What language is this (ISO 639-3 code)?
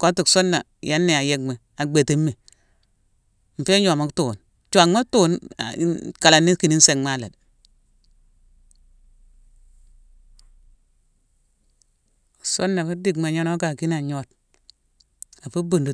msw